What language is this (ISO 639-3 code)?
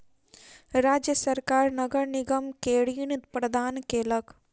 mai